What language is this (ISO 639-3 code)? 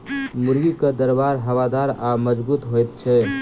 mai